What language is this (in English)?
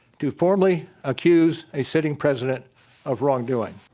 English